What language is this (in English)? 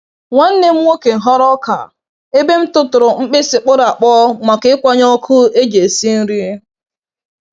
Igbo